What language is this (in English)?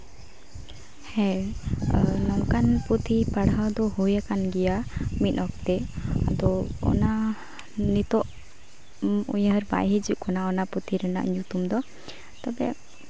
Santali